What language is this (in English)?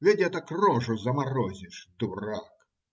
Russian